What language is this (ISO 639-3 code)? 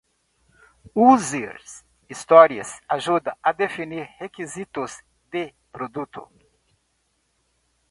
por